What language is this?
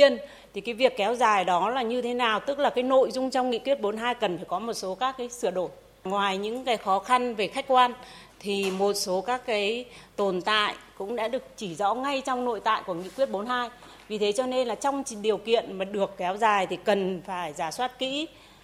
Vietnamese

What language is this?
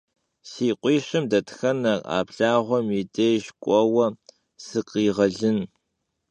Kabardian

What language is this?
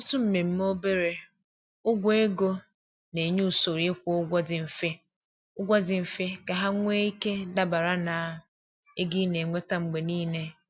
Igbo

